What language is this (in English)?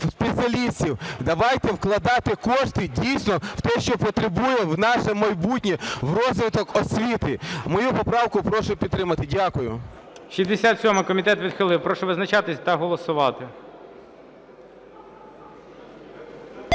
Ukrainian